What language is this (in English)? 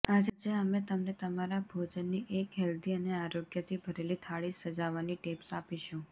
Gujarati